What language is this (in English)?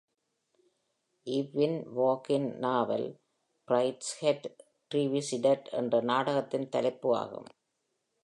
Tamil